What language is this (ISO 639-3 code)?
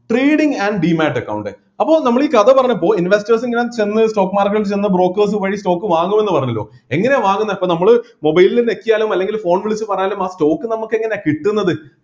mal